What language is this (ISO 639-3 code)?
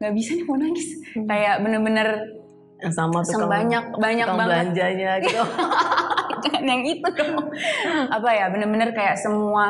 ind